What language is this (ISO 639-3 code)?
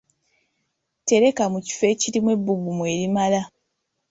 lug